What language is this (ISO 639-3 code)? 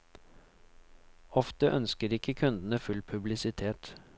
nor